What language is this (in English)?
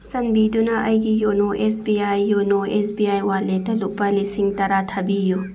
Manipuri